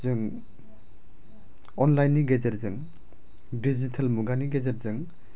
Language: Bodo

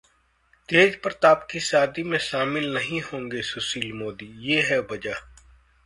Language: Hindi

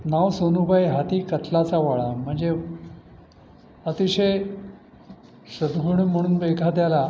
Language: Marathi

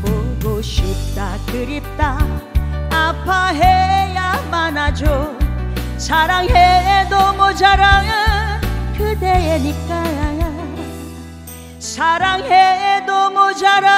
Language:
Korean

